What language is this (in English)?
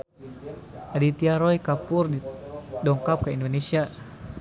Sundanese